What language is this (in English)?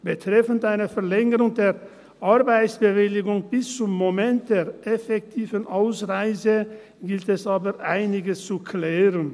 Swiss German